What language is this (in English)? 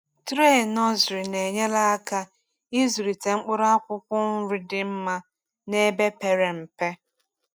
Igbo